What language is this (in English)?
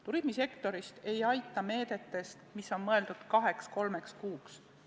Estonian